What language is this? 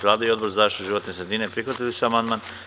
Serbian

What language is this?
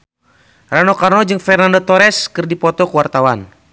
Sundanese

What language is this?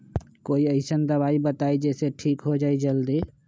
Magahi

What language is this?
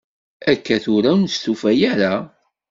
Kabyle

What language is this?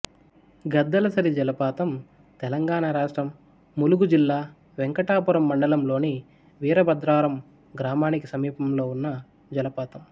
Telugu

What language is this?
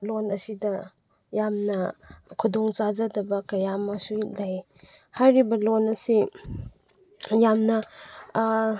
Manipuri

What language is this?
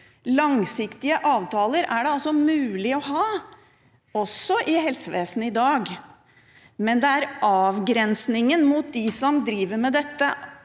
Norwegian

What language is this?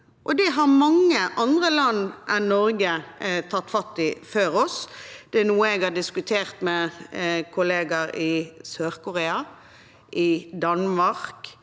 Norwegian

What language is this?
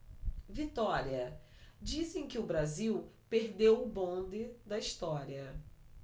Portuguese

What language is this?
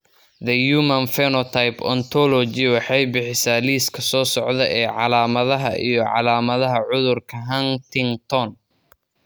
Somali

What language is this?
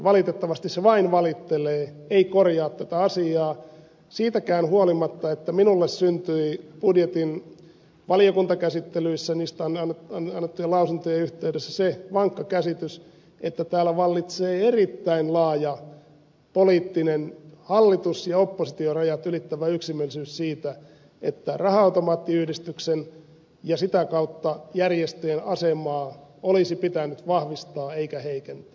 Finnish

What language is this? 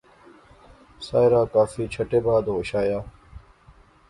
Pahari-Potwari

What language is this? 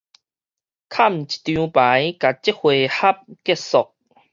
Min Nan Chinese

